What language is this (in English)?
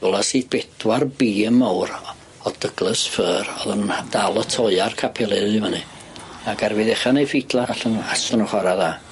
Welsh